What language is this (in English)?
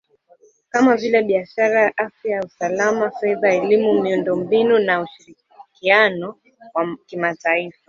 Swahili